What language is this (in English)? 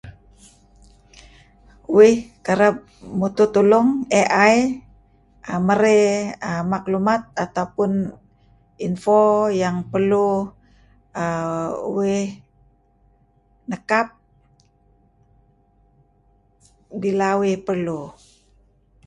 Kelabit